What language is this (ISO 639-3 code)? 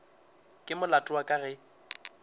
nso